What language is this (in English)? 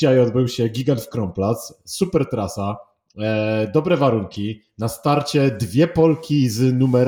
Polish